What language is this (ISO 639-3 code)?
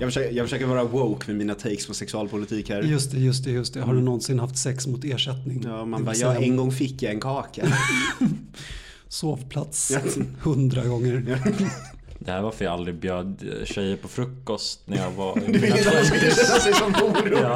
swe